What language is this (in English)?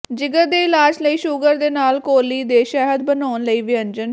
Punjabi